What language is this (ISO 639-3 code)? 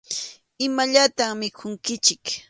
qxu